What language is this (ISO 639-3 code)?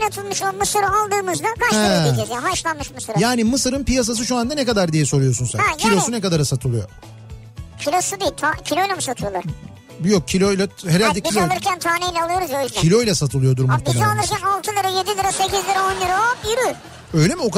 tur